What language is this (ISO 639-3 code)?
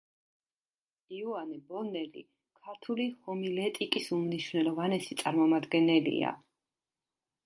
kat